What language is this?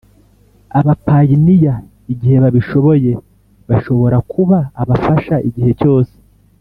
Kinyarwanda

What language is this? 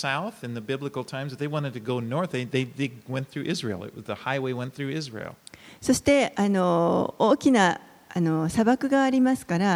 Japanese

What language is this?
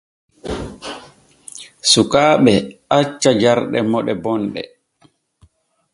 Borgu Fulfulde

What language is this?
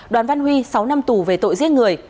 Vietnamese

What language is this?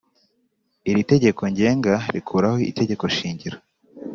Kinyarwanda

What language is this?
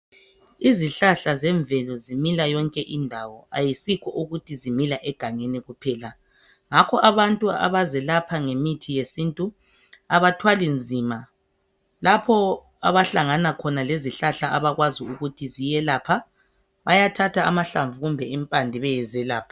North Ndebele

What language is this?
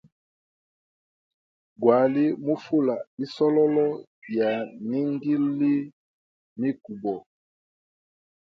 Hemba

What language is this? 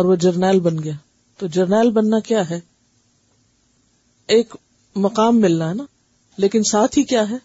Urdu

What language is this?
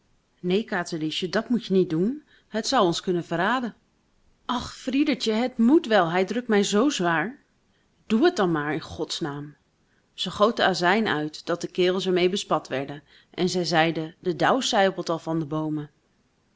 Dutch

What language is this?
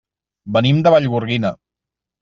Catalan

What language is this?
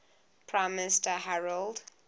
English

